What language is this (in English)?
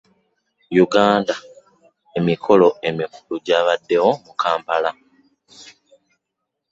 Ganda